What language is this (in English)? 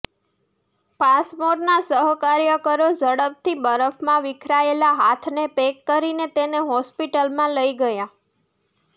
Gujarati